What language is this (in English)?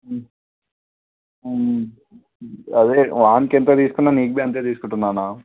Telugu